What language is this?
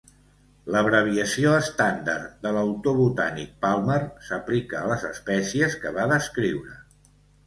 Catalan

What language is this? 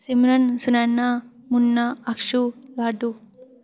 Dogri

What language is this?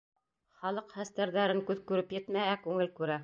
Bashkir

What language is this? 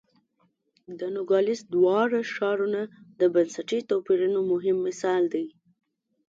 Pashto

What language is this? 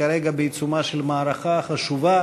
Hebrew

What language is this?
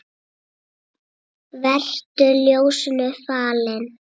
Icelandic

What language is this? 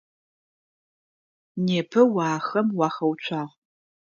Adyghe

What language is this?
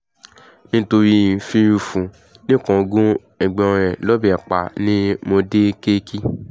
Yoruba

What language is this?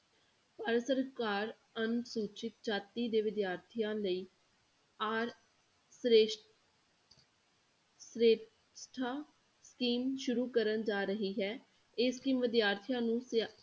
Punjabi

